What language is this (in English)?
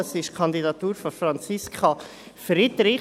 Swiss German